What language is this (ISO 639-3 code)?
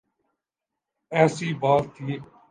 urd